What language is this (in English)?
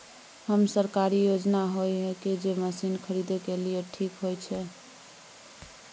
Maithili